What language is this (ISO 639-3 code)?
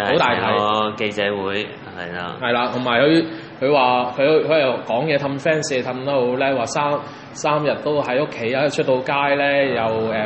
zho